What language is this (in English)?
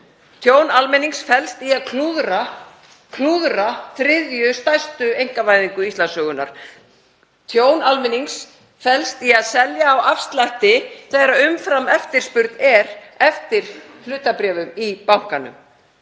Icelandic